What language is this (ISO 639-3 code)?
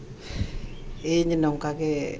sat